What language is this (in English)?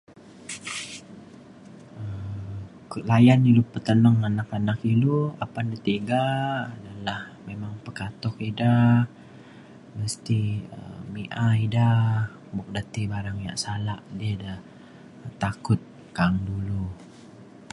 Mainstream Kenyah